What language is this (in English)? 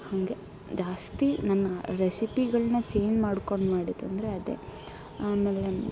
Kannada